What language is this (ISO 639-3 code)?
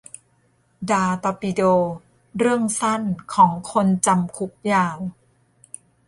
tha